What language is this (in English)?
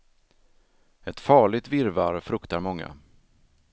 Swedish